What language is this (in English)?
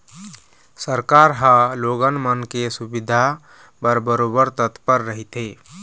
Chhattisgarhi